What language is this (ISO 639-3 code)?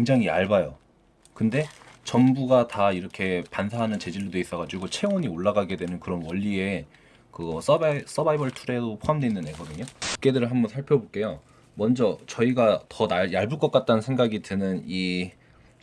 kor